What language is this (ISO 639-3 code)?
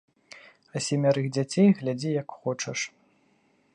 bel